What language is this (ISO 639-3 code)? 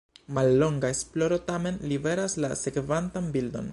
epo